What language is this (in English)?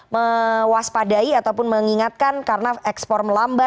Indonesian